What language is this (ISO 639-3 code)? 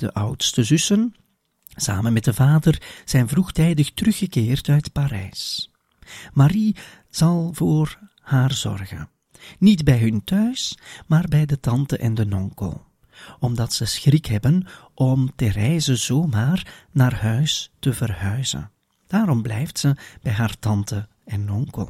nld